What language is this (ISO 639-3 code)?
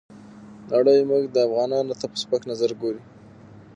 pus